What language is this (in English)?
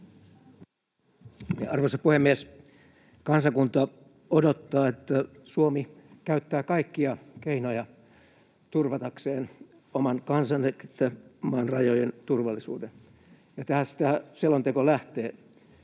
Finnish